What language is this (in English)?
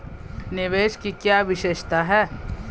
Hindi